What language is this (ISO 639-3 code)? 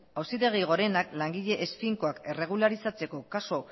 eus